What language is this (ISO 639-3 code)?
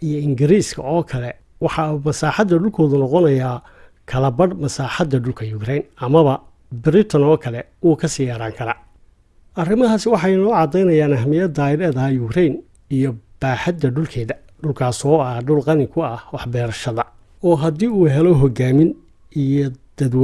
som